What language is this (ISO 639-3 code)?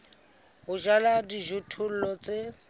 sot